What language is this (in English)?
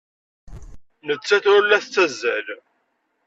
Kabyle